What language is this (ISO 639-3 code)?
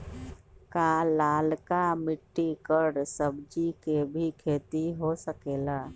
mag